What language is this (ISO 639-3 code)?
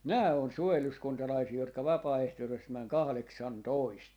fin